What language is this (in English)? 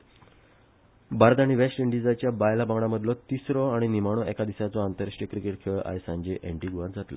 Konkani